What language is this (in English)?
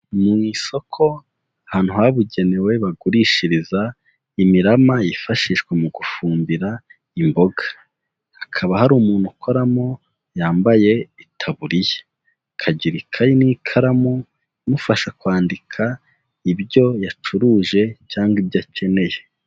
Kinyarwanda